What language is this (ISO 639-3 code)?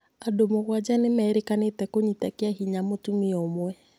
kik